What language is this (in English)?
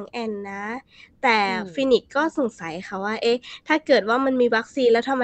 Thai